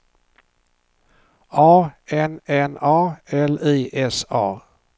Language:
Swedish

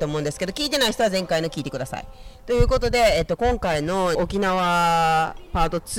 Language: Japanese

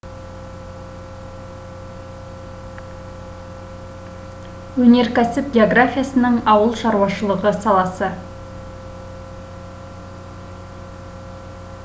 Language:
Kazakh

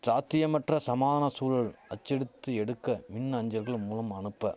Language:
Tamil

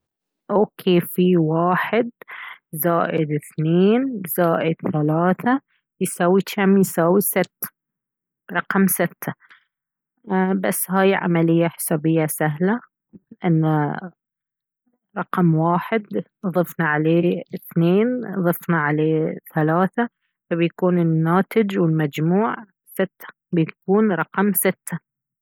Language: Baharna Arabic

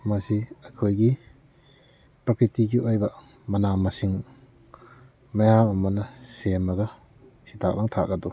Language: Manipuri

